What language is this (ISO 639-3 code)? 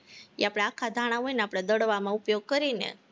guj